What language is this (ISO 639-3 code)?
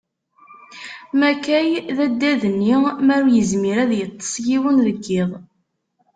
kab